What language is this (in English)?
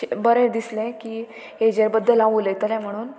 Konkani